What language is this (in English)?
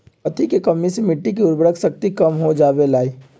Magahi